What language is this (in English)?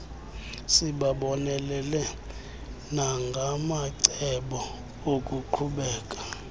Xhosa